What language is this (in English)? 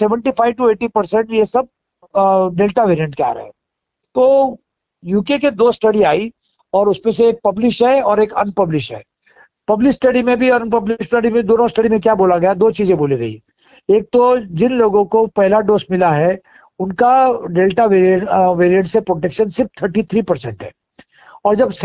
Hindi